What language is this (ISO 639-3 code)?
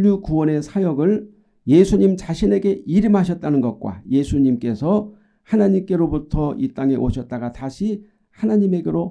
kor